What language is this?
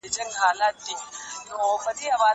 Pashto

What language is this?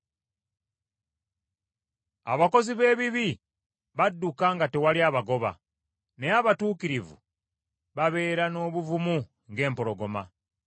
Ganda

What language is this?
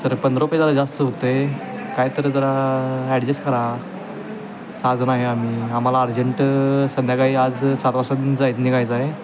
Marathi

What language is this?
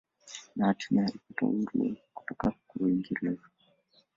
Swahili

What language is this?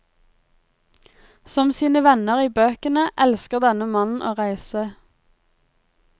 Norwegian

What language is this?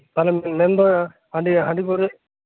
Santali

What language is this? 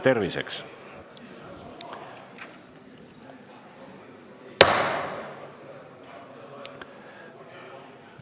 Estonian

